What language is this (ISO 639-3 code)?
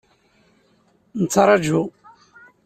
kab